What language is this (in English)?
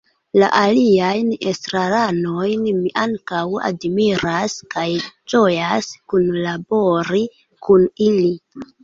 Esperanto